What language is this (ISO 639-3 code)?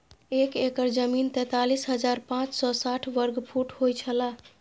mai